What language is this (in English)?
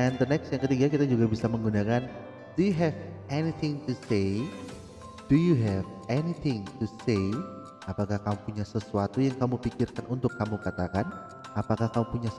Indonesian